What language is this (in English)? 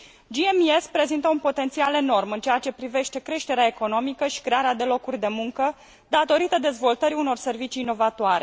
Romanian